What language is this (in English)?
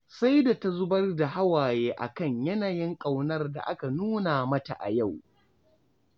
Hausa